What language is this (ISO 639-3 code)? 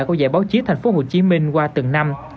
vie